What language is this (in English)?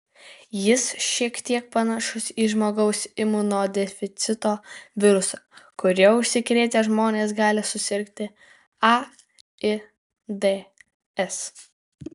Lithuanian